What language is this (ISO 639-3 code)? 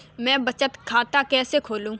hin